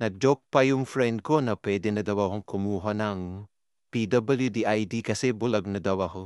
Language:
Filipino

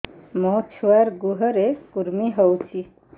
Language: Odia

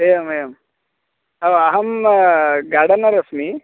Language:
Sanskrit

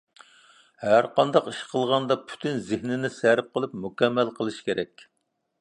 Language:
Uyghur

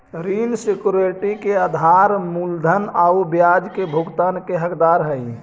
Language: Magahi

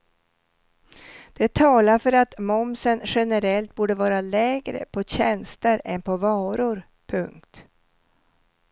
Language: Swedish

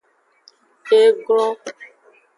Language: Aja (Benin)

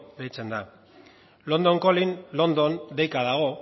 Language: Basque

